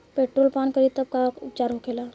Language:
Bhojpuri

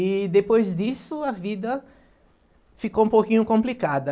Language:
Portuguese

